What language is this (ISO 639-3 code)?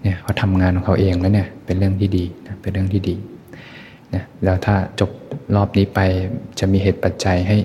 tha